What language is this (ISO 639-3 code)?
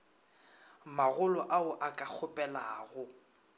nso